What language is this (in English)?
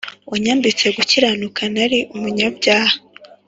Kinyarwanda